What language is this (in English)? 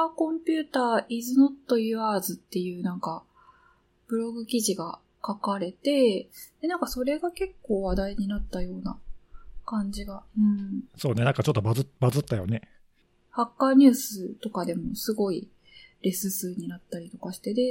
Japanese